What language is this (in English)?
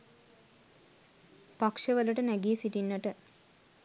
Sinhala